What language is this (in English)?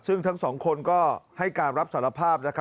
Thai